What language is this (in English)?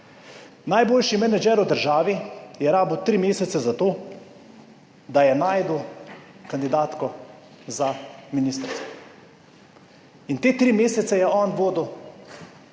Slovenian